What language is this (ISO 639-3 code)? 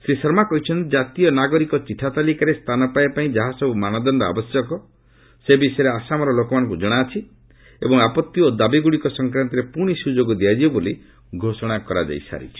ori